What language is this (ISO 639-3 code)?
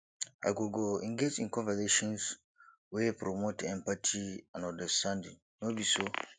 pcm